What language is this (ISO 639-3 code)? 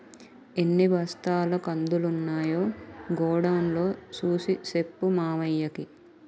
tel